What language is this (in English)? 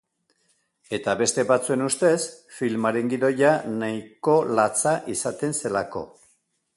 Basque